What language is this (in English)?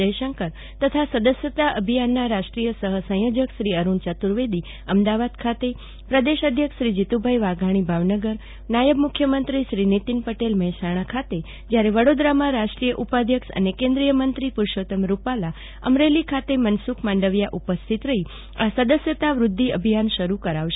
Gujarati